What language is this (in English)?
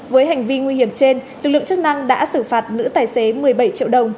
Vietnamese